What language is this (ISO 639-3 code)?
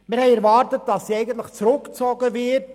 gsw